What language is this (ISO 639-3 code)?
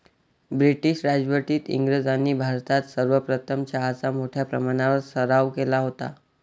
mar